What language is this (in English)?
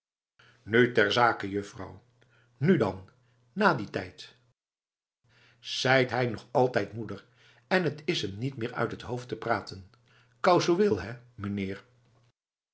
Dutch